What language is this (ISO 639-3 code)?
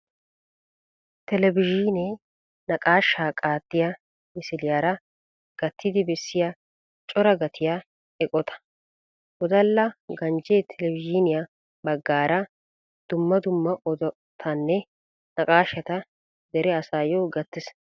wal